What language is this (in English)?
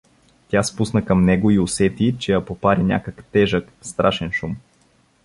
Bulgarian